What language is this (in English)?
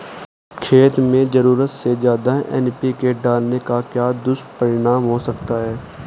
Hindi